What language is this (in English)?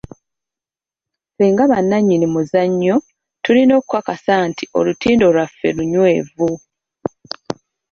Ganda